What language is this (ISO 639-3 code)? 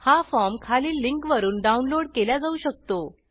mar